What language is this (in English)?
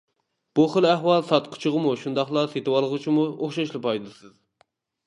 Uyghur